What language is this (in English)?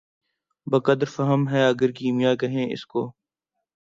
Urdu